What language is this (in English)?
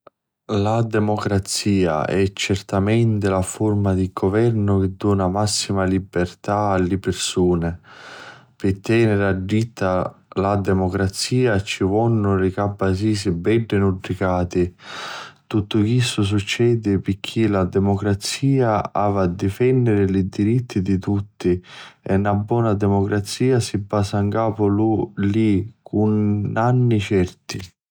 Sicilian